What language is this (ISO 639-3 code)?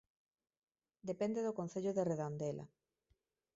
glg